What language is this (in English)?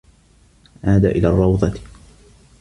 Arabic